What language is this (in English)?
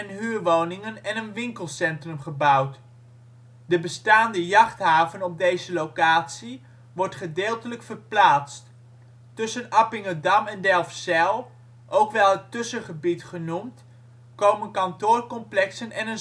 Dutch